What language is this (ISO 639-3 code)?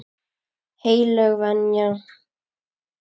isl